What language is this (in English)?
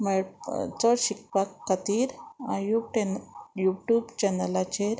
Konkani